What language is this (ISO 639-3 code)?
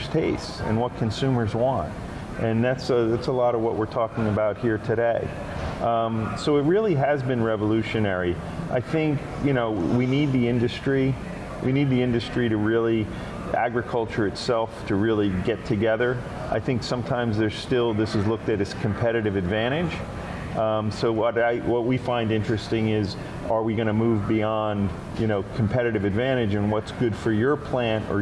eng